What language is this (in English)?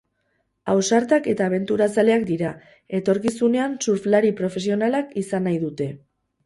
Basque